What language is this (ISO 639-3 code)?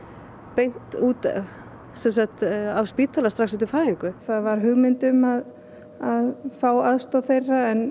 isl